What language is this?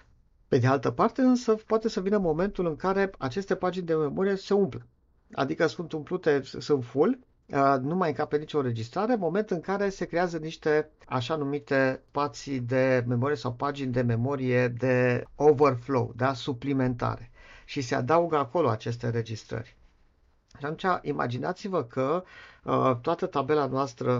Romanian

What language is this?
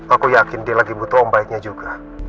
Indonesian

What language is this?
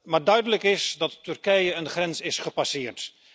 Dutch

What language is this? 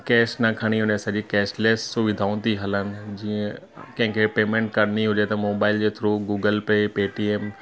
Sindhi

